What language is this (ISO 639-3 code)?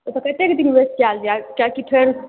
mai